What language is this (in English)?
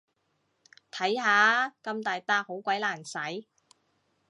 Cantonese